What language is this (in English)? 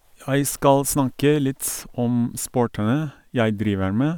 Norwegian